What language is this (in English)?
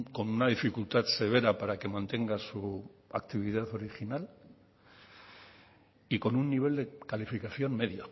Spanish